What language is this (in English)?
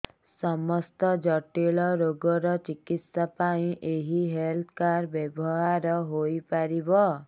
Odia